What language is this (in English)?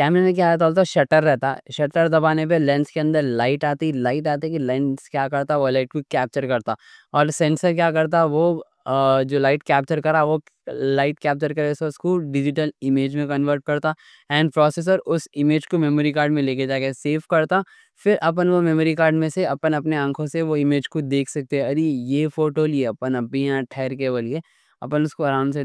Deccan